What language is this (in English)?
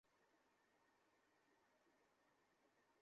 Bangla